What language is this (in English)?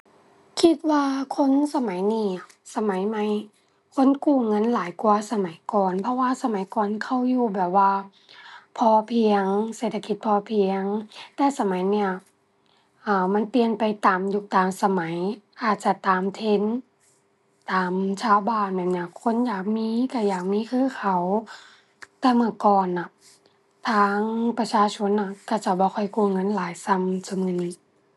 Thai